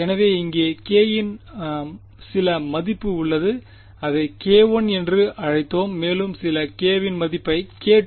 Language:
Tamil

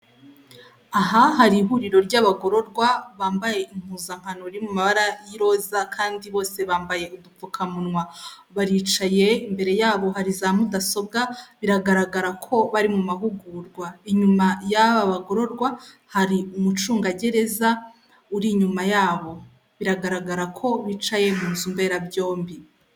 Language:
Kinyarwanda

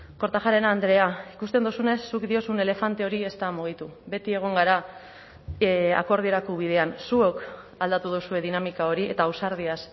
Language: Basque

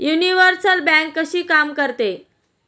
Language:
Marathi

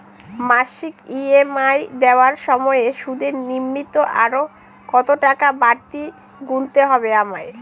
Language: Bangla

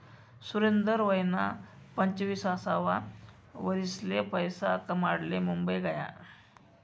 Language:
Marathi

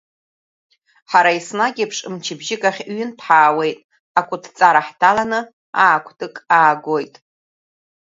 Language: Abkhazian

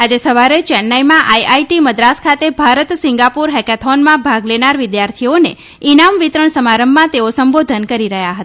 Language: Gujarati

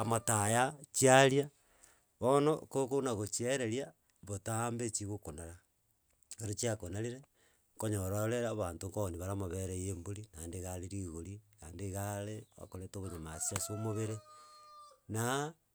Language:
Gusii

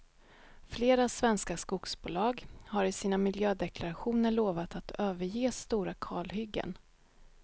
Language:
Swedish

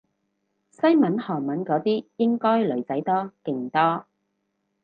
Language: Cantonese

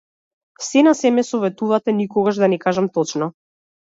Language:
Macedonian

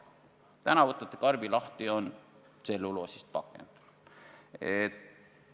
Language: Estonian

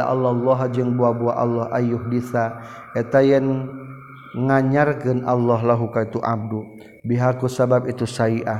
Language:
Malay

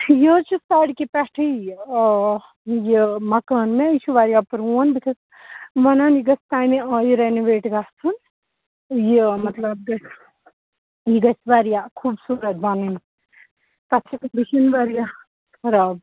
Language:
Kashmiri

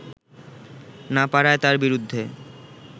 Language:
Bangla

